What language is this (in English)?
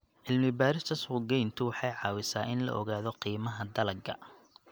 Somali